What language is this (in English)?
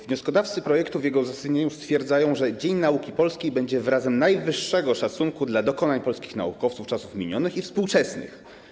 Polish